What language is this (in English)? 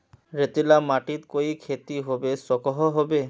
Magahi